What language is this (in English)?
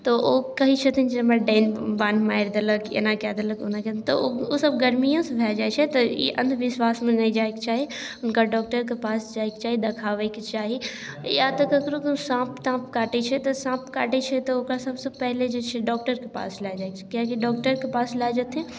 Maithili